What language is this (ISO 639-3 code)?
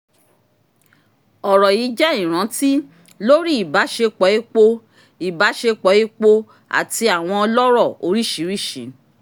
yor